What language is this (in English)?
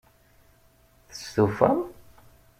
Kabyle